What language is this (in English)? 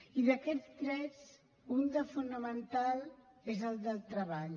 Catalan